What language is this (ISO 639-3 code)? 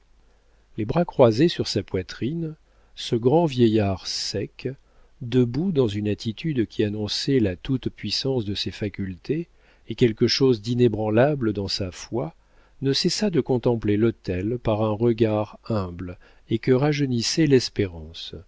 fra